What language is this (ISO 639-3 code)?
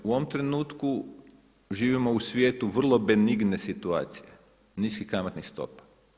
hrv